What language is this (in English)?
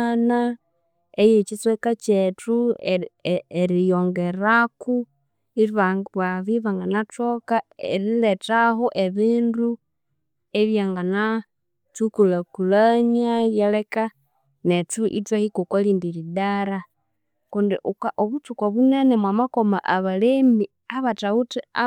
Konzo